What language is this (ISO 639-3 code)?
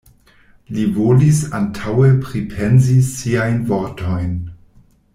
epo